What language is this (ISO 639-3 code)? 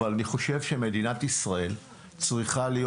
heb